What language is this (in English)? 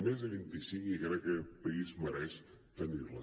Catalan